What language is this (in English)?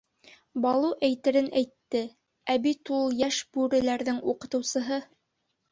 Bashkir